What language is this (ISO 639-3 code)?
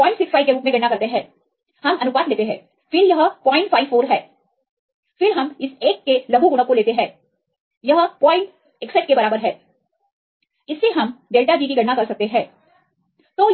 hin